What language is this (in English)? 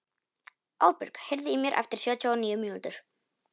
Icelandic